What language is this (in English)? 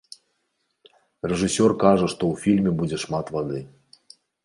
Belarusian